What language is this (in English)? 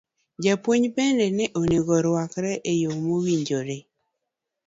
Luo (Kenya and Tanzania)